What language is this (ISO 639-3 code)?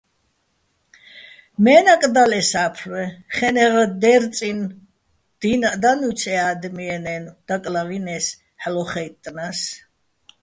bbl